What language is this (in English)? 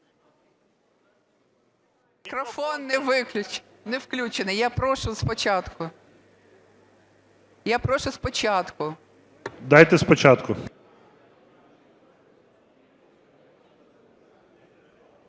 Ukrainian